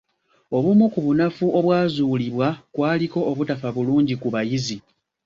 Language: Ganda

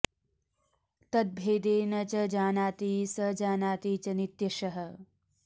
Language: Sanskrit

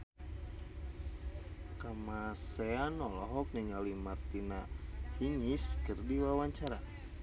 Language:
Sundanese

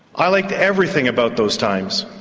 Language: English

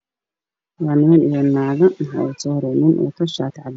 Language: Somali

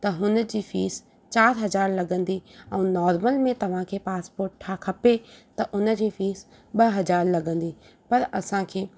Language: Sindhi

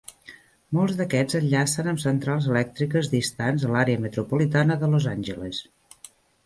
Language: Catalan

